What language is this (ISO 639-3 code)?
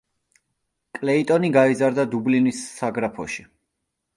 kat